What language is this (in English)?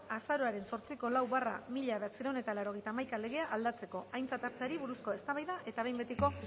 Basque